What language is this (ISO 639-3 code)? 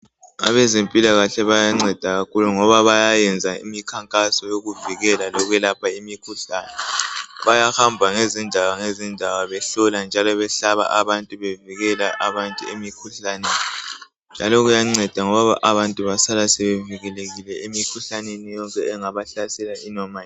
nde